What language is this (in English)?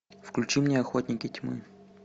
Russian